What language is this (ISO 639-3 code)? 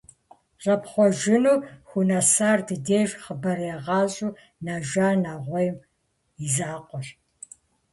kbd